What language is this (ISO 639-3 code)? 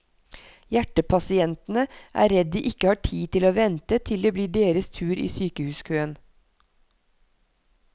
nor